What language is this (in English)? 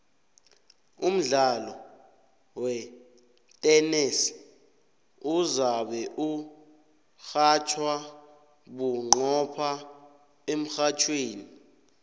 South Ndebele